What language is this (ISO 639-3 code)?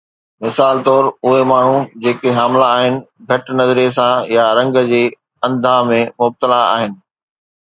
snd